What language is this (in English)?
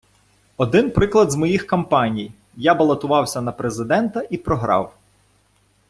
Ukrainian